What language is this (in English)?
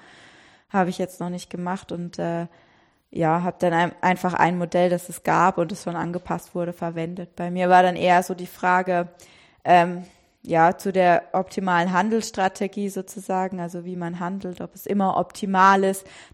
German